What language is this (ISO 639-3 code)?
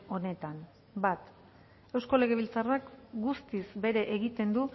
eus